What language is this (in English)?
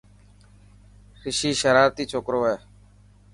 Dhatki